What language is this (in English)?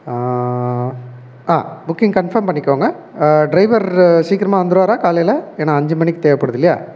Tamil